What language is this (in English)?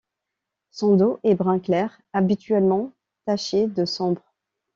French